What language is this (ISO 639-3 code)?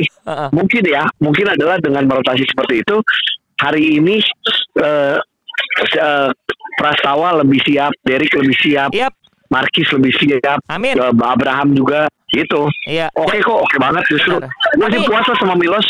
ind